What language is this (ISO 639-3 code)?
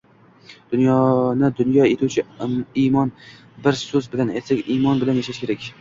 uzb